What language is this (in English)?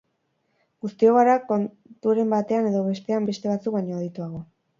Basque